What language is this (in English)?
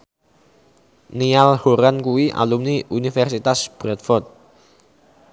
Javanese